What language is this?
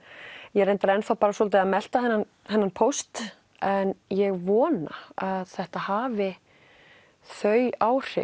Icelandic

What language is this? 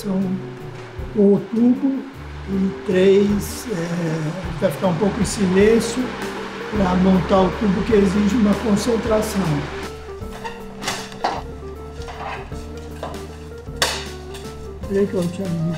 Portuguese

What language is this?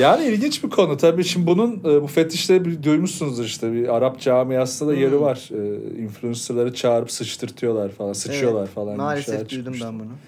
Turkish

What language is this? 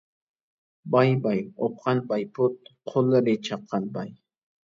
Uyghur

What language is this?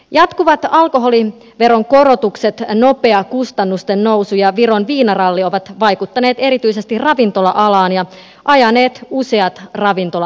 Finnish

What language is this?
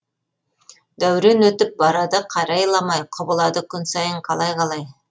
Kazakh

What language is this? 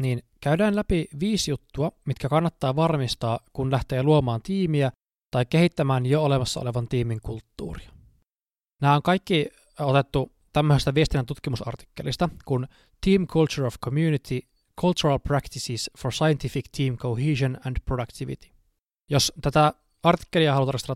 Finnish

